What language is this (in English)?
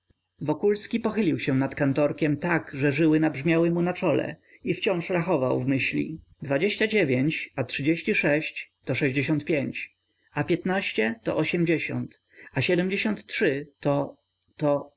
Polish